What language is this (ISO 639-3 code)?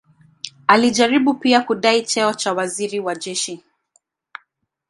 swa